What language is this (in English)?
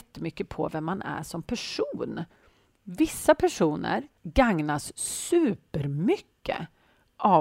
Swedish